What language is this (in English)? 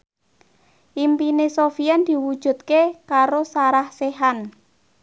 Javanese